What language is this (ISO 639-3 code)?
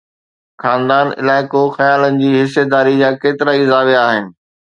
snd